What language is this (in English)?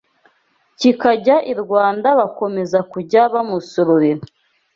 Kinyarwanda